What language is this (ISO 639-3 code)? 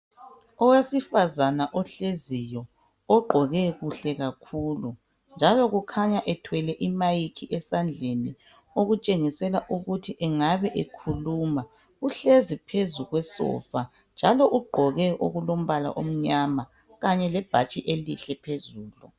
nde